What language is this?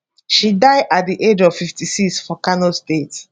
Nigerian Pidgin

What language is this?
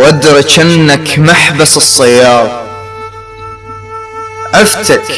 Arabic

